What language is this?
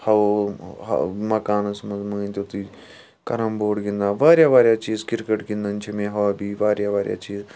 Kashmiri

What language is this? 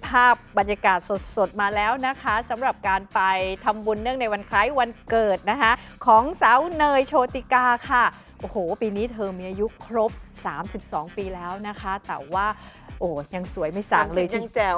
Thai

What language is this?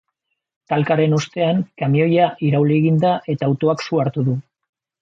Basque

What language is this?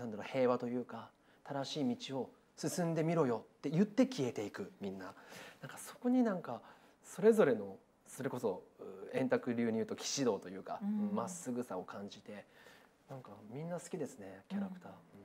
Japanese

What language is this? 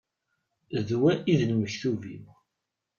Kabyle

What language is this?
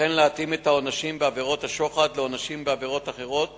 Hebrew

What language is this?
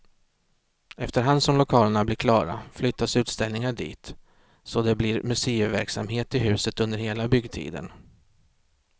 Swedish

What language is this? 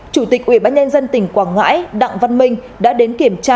Vietnamese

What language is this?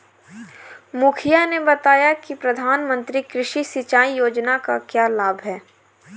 Hindi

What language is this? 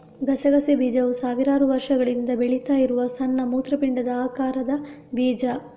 Kannada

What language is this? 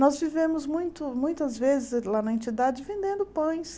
Portuguese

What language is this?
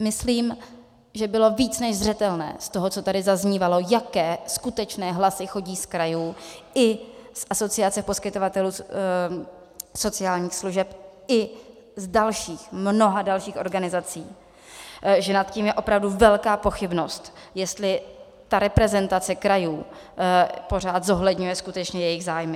Czech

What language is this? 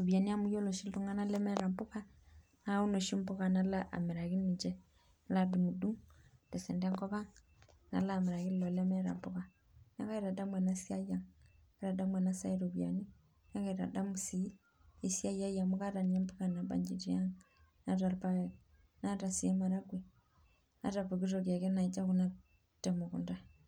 Masai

